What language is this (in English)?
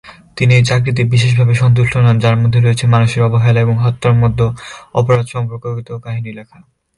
Bangla